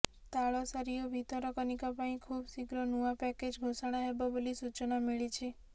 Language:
Odia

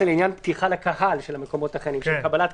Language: Hebrew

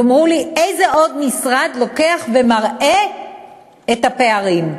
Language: Hebrew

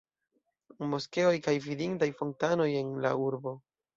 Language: Esperanto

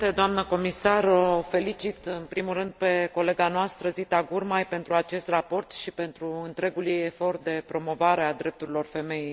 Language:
Romanian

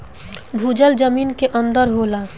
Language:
Bhojpuri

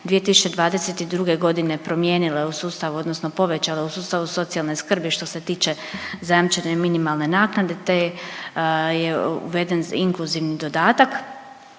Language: Croatian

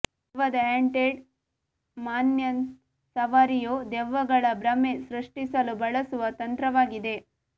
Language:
Kannada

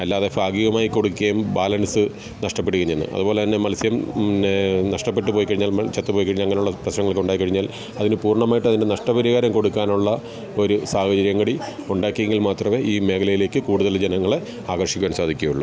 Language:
Malayalam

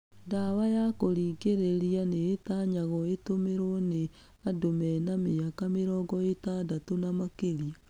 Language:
Kikuyu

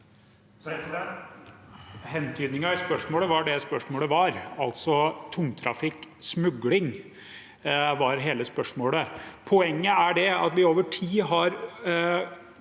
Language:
Norwegian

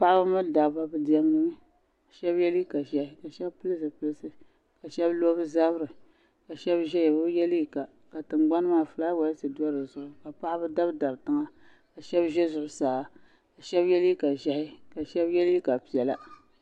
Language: Dagbani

